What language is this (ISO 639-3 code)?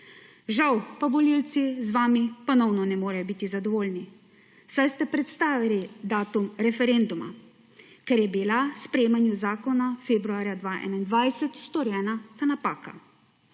slv